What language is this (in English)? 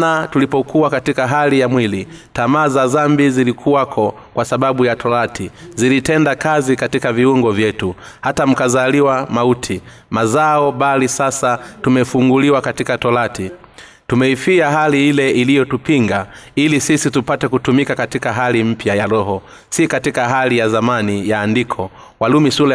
Swahili